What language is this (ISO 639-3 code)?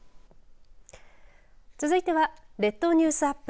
jpn